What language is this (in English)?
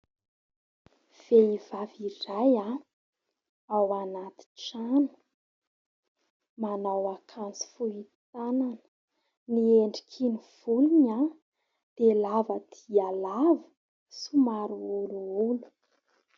Malagasy